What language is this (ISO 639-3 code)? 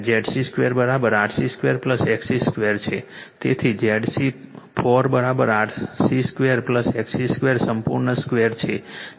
guj